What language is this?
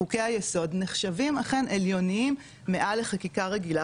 Hebrew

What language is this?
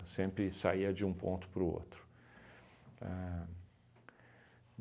Portuguese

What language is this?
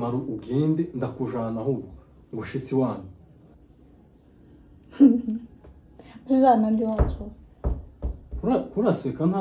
Romanian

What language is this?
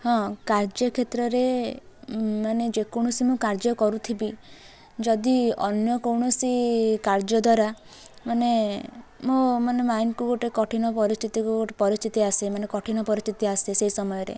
Odia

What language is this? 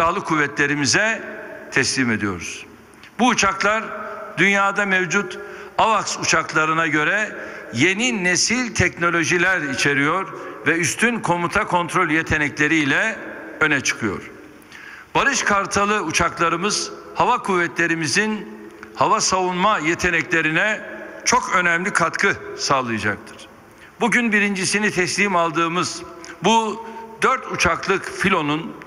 Turkish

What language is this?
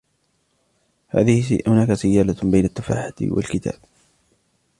Arabic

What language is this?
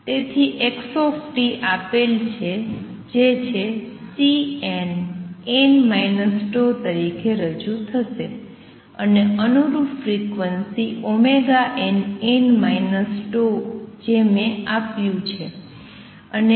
Gujarati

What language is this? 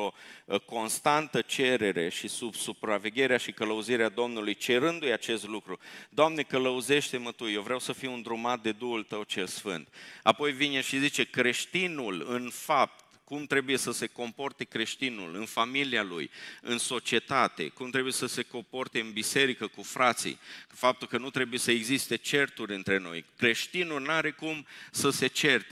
Romanian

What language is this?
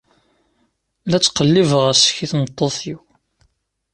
Kabyle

